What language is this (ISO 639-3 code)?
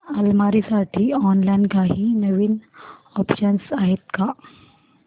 mar